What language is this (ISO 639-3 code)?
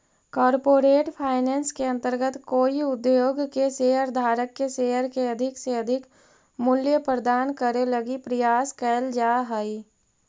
mag